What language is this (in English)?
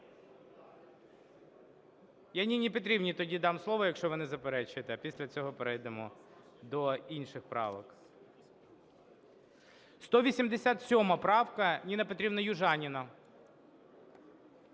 Ukrainian